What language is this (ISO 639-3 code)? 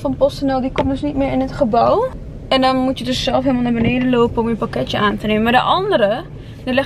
nld